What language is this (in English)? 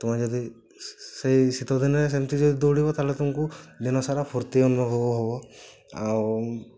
Odia